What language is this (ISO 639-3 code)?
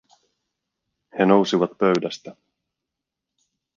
fin